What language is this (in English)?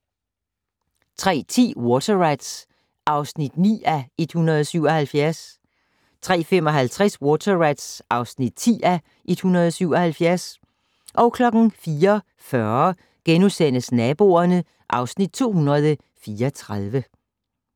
Danish